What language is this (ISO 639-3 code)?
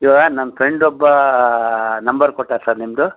kan